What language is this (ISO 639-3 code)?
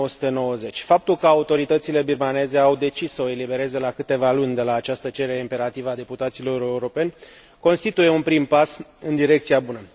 ron